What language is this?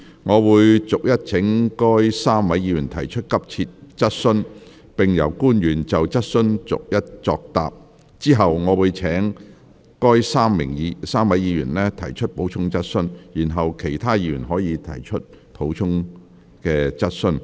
Cantonese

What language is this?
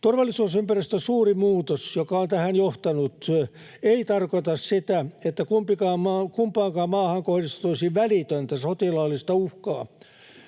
Finnish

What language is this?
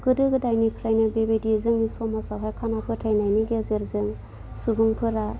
Bodo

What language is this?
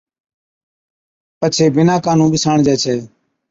Od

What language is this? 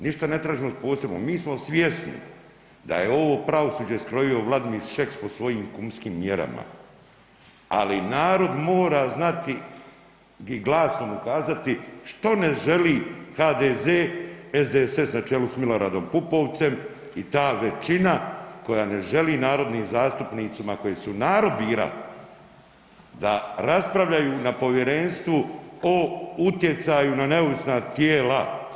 Croatian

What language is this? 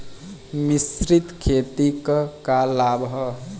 Bhojpuri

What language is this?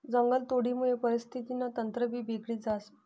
Marathi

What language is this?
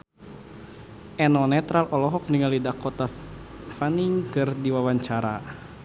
Sundanese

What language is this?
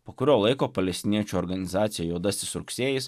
Lithuanian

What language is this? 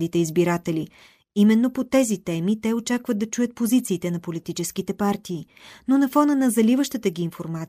Bulgarian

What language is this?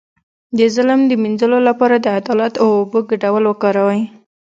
Pashto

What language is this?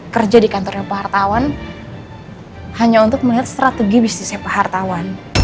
Indonesian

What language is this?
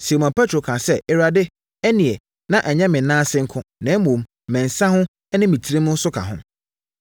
Akan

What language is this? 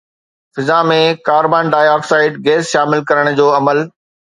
Sindhi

